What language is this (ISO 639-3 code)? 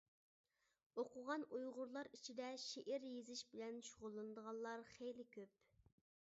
uig